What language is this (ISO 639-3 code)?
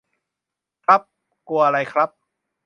tha